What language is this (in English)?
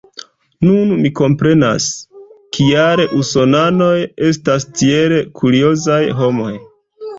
Esperanto